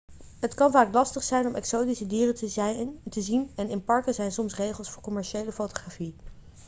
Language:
Dutch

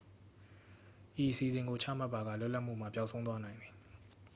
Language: Burmese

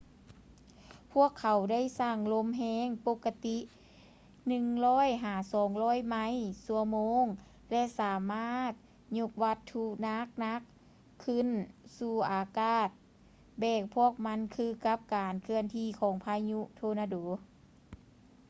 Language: Lao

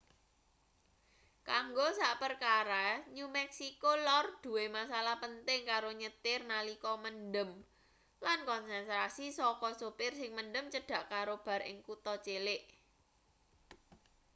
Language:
Javanese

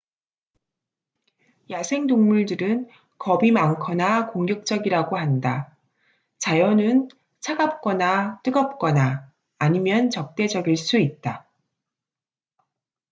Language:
Korean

